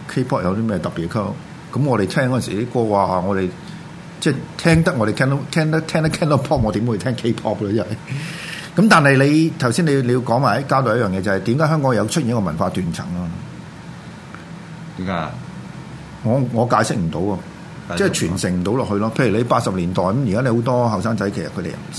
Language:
Chinese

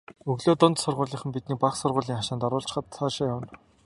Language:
Mongolian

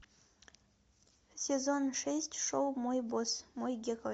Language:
Russian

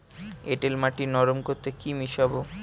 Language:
Bangla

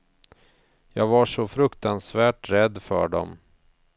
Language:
Swedish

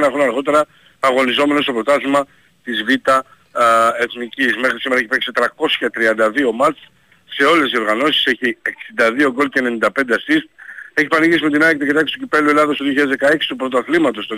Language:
Greek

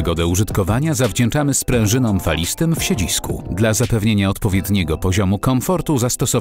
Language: Polish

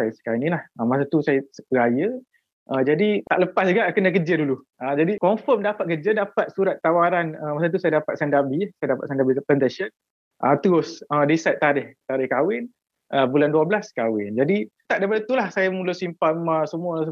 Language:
Malay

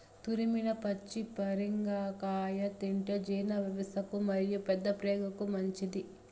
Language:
Telugu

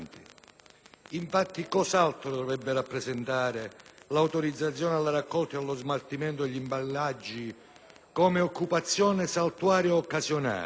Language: Italian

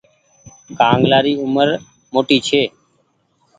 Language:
Goaria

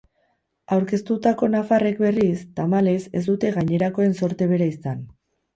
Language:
Basque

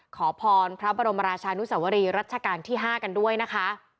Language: Thai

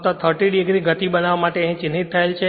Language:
Gujarati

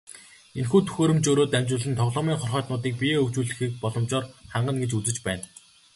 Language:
Mongolian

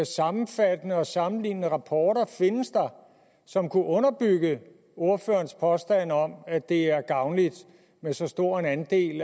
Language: Danish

